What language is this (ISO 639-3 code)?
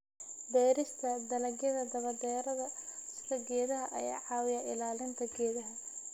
som